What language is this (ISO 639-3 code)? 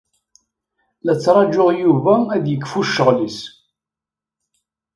kab